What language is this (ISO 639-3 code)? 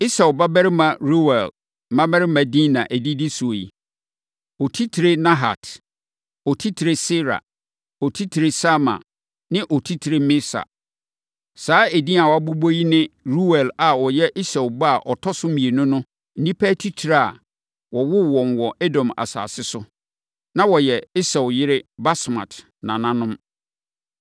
aka